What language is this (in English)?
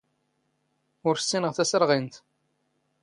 Standard Moroccan Tamazight